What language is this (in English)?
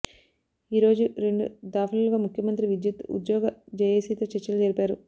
Telugu